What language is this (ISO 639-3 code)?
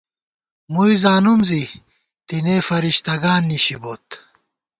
gwt